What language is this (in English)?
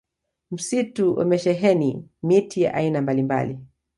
Swahili